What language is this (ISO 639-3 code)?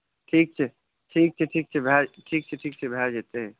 mai